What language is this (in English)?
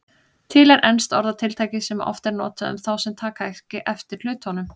Icelandic